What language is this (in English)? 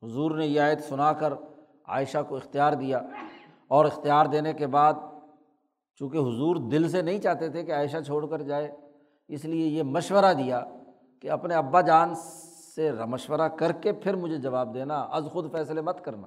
Urdu